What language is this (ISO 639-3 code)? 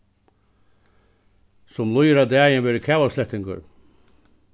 fao